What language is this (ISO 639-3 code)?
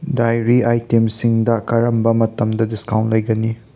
mni